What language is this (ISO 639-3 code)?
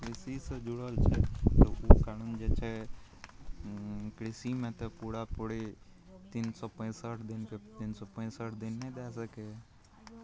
mai